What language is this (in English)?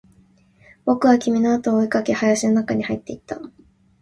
Japanese